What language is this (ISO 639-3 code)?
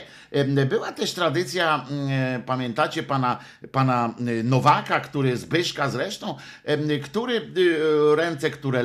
pol